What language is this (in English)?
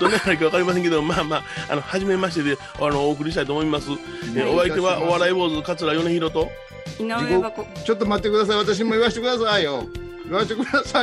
Japanese